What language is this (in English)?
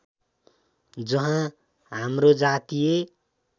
Nepali